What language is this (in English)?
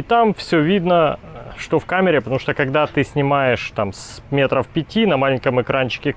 Russian